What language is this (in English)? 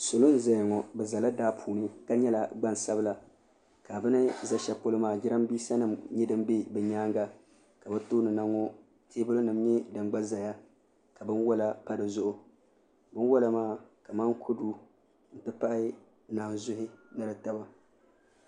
Dagbani